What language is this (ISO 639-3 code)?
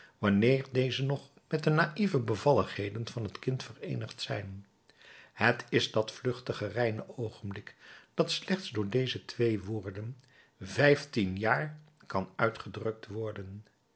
nld